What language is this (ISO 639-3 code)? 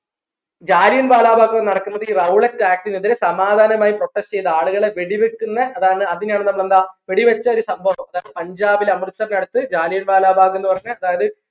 mal